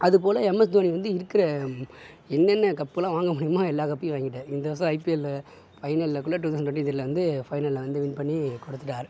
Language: Tamil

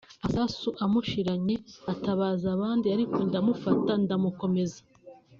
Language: Kinyarwanda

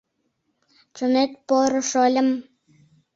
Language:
Mari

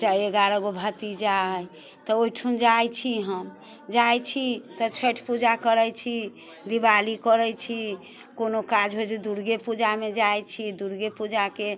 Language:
Maithili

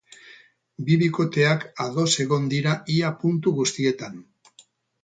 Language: Basque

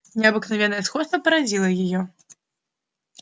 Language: Russian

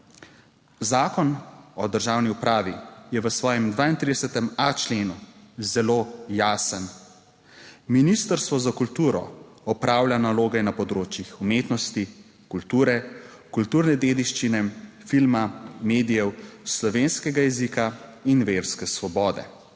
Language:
Slovenian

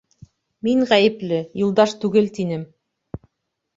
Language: Bashkir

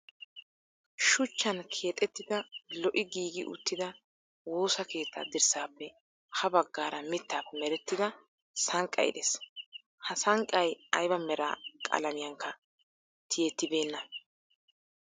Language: Wolaytta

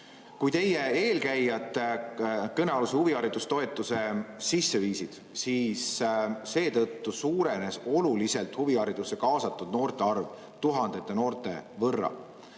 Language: Estonian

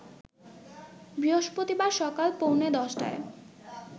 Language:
Bangla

